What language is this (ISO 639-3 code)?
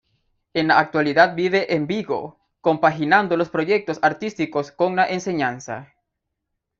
spa